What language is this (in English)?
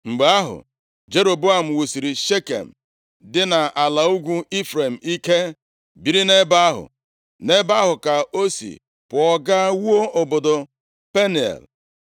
Igbo